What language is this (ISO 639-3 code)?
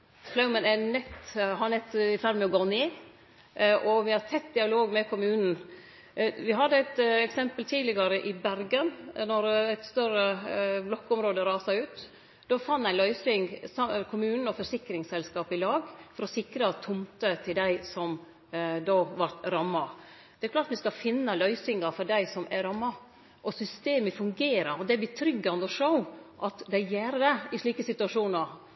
nno